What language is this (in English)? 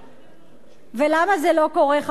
Hebrew